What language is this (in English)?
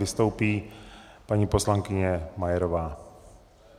Czech